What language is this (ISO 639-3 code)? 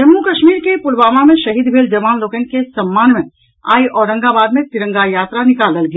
mai